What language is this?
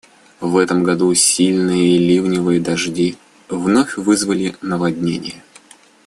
Russian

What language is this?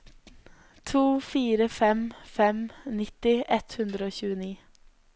Norwegian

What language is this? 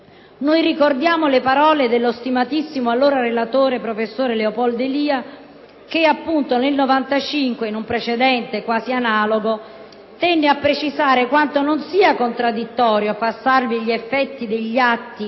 Italian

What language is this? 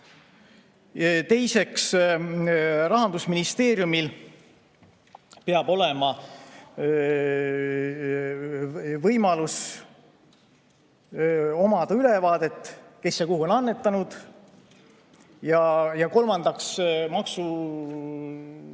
Estonian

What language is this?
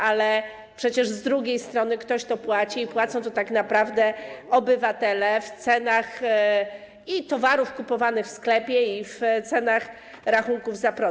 Polish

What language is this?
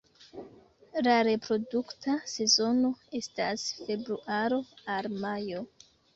Esperanto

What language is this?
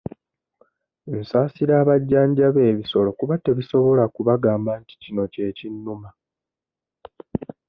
Ganda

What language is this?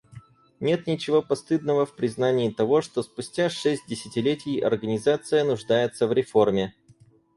Russian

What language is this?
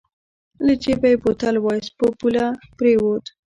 Pashto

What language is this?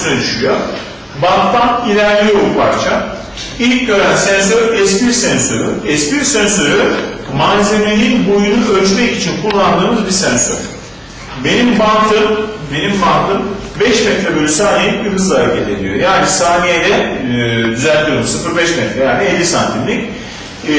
Turkish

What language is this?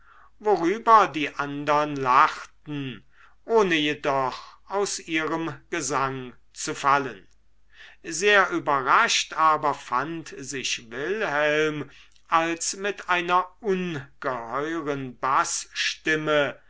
German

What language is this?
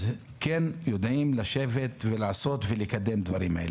Hebrew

